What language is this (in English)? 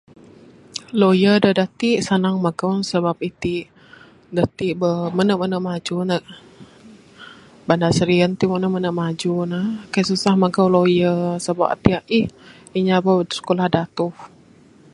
Bukar-Sadung Bidayuh